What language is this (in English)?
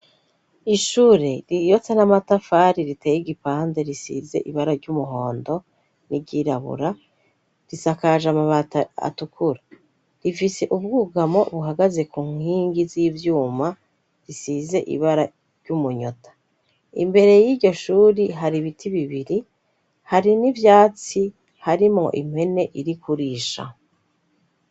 Rundi